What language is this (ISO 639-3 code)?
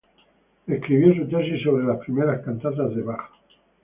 spa